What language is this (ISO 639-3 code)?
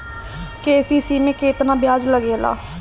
bho